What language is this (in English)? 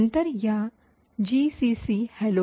Marathi